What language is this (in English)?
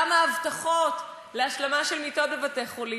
Hebrew